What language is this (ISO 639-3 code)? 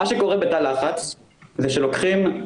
heb